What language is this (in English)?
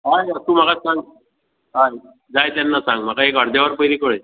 Konkani